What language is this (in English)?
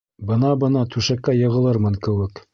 Bashkir